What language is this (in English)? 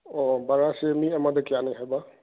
Manipuri